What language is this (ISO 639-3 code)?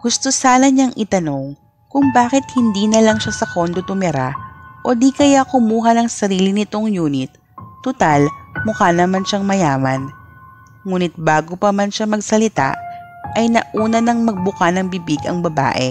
fil